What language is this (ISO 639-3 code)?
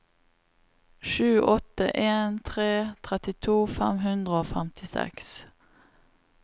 nor